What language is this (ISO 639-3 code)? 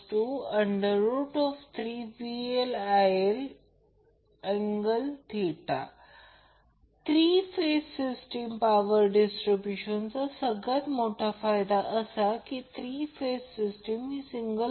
mar